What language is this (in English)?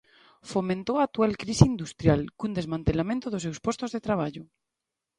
Galician